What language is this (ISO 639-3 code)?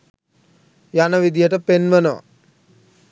sin